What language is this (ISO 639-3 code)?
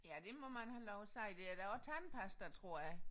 dan